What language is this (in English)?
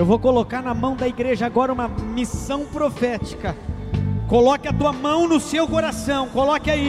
Portuguese